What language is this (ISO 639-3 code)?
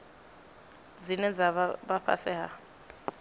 ven